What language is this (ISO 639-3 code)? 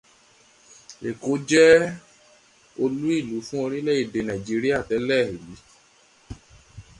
yor